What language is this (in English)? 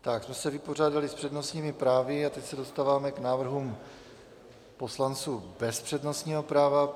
Czech